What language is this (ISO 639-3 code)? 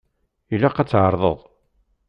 kab